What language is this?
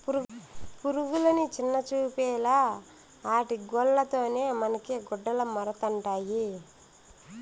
Telugu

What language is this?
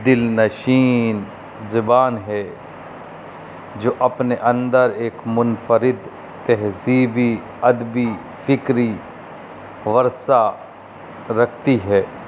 Urdu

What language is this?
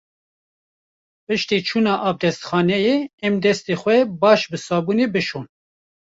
Kurdish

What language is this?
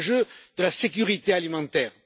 French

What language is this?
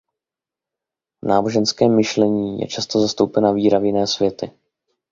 Czech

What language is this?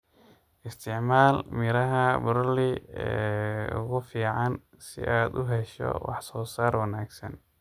Somali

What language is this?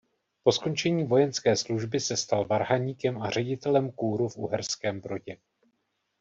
Czech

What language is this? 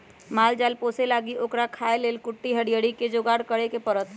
Magahi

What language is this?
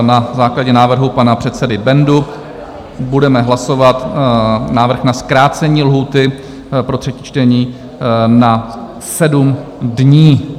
Czech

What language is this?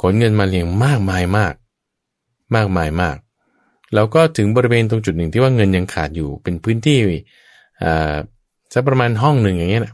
Thai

